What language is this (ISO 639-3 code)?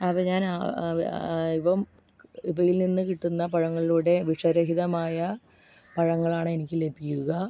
mal